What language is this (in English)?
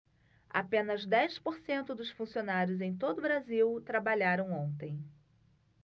Portuguese